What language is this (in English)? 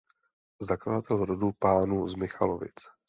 Czech